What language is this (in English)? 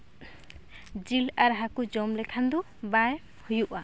Santali